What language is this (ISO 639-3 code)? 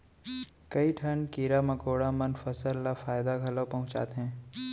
hne